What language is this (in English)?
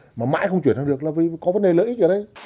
Vietnamese